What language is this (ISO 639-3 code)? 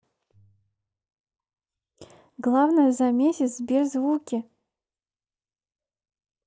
rus